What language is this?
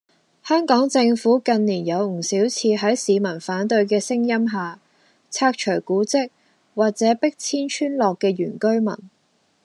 Cantonese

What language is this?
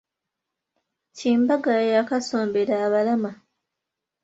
Ganda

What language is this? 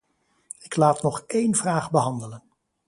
Dutch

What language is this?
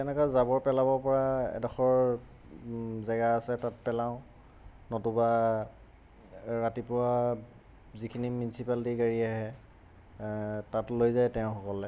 Assamese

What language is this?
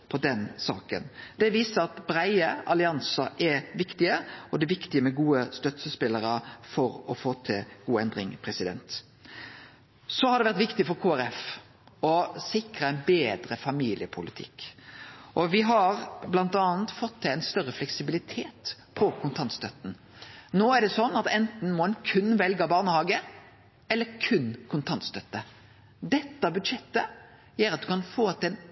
Norwegian Nynorsk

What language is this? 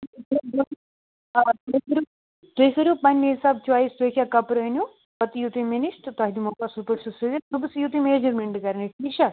Kashmiri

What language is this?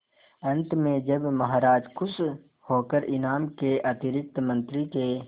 Hindi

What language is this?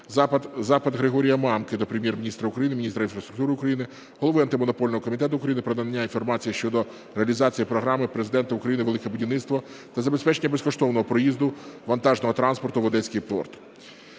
Ukrainian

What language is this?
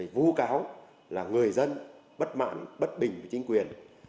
Vietnamese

